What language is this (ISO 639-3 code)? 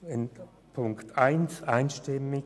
gsw